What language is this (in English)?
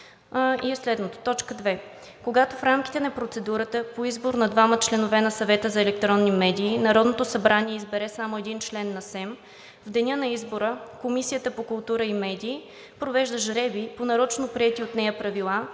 Bulgarian